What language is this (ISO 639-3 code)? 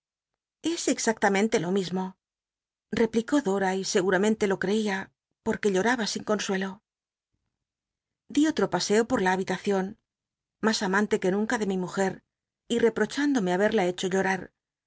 spa